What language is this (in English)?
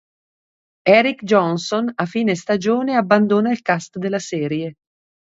Italian